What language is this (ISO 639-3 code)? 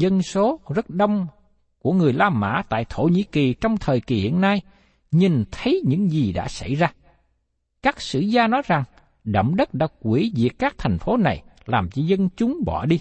vie